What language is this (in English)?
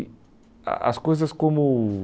Portuguese